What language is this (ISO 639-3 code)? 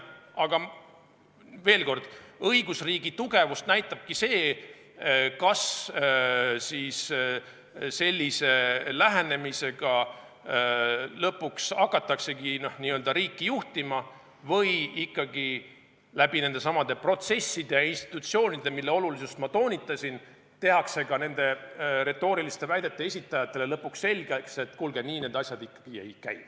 est